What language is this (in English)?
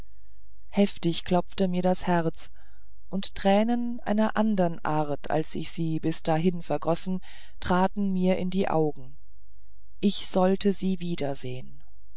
German